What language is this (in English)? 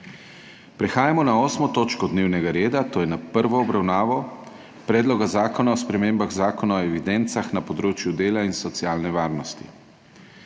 Slovenian